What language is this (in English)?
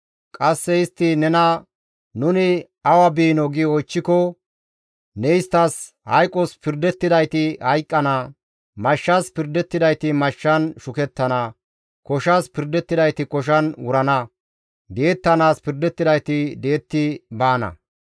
Gamo